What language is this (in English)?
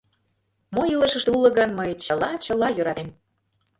Mari